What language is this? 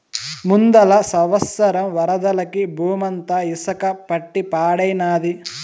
Telugu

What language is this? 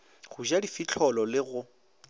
Northern Sotho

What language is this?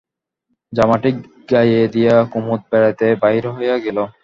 Bangla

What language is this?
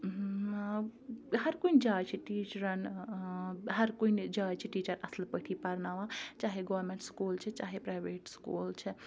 Kashmiri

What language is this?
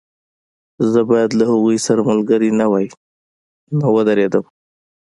Pashto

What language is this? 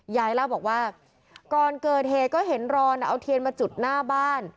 Thai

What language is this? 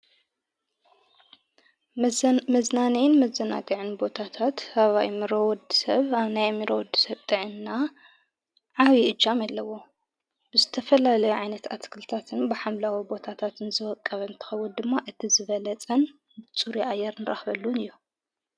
Tigrinya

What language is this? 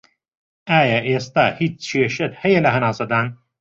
Central Kurdish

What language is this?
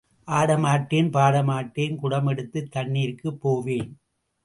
Tamil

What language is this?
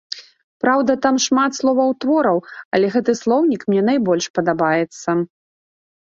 Belarusian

